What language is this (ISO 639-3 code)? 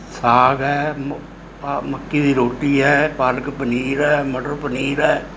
pan